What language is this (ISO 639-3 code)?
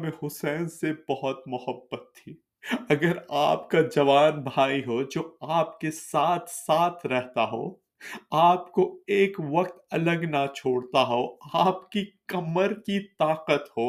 urd